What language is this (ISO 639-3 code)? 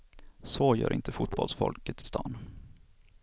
swe